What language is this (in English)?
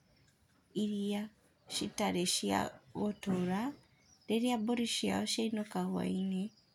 Kikuyu